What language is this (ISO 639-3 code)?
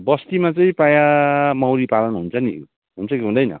nep